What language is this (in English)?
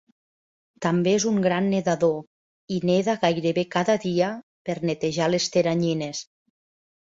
Catalan